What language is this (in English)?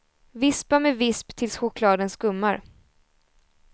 Swedish